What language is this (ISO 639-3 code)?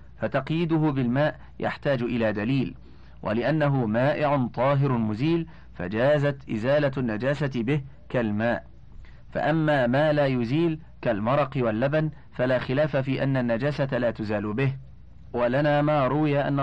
ara